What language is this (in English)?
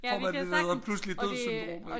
Danish